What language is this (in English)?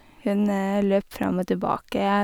Norwegian